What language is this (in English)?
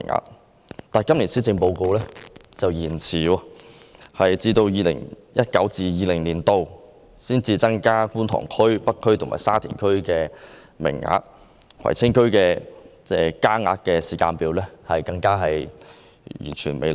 Cantonese